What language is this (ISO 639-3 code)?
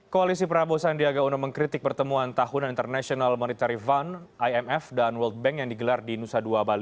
ind